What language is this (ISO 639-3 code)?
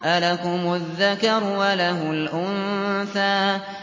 ara